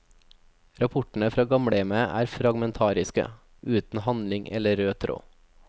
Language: Norwegian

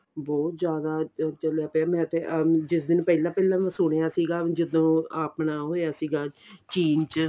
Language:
Punjabi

